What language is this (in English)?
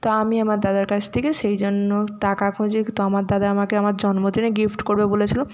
Bangla